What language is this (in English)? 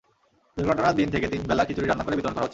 Bangla